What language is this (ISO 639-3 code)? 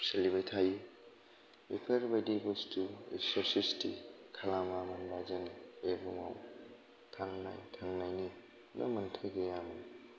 brx